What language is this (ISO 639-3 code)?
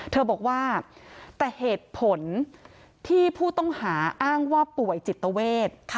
tha